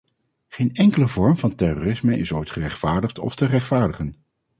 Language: Dutch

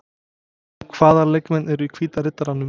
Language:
Icelandic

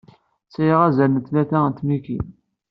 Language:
Kabyle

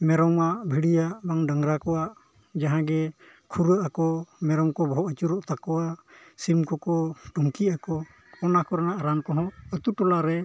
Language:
Santali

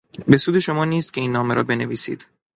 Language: Persian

